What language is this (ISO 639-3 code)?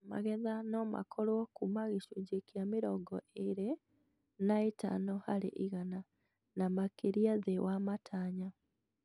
kik